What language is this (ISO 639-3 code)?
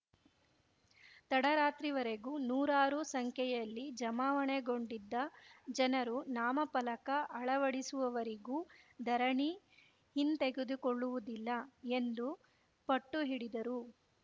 kan